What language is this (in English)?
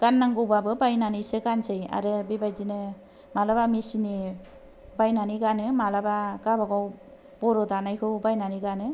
Bodo